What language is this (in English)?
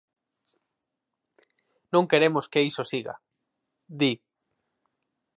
Galician